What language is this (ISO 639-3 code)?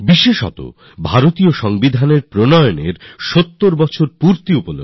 ben